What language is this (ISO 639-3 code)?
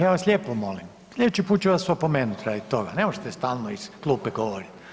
hrv